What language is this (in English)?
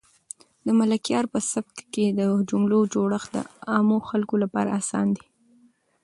Pashto